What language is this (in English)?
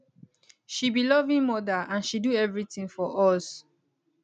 Nigerian Pidgin